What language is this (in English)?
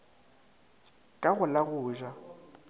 Northern Sotho